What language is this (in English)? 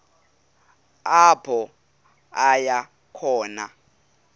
Xhosa